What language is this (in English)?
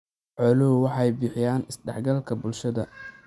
Somali